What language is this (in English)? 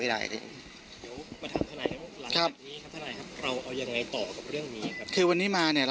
Thai